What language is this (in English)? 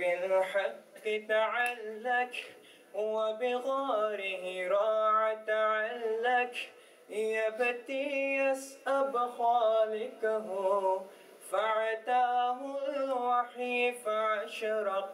Arabic